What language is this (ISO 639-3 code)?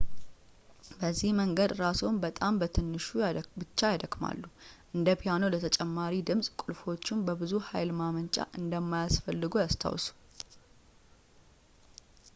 amh